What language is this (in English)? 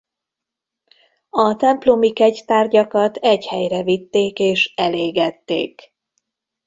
Hungarian